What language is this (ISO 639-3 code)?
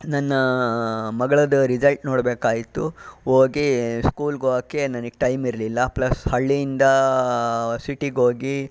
kan